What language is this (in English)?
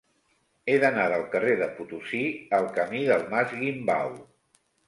Catalan